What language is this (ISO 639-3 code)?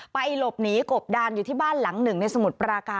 tha